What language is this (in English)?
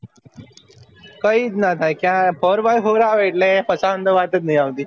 Gujarati